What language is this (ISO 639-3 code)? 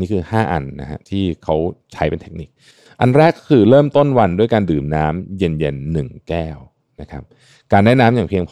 tha